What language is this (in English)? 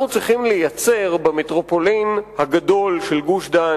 Hebrew